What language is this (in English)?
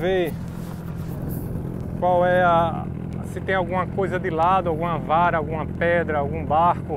Portuguese